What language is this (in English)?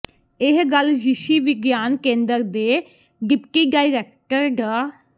Punjabi